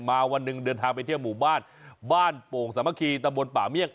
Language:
Thai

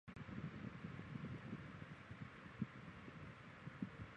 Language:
Chinese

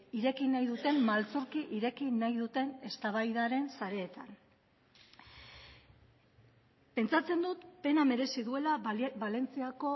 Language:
Basque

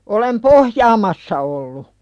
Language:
Finnish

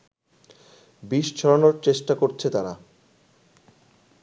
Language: Bangla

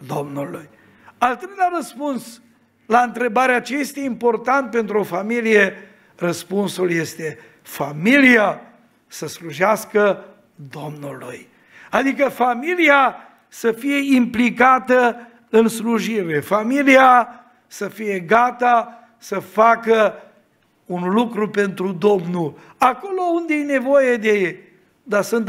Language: Romanian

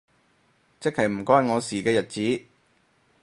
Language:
Cantonese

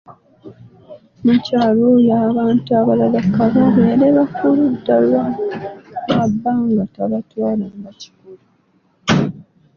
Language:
Ganda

